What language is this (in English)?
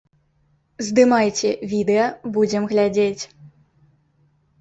Belarusian